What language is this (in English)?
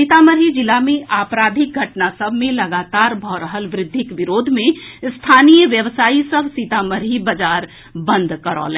Maithili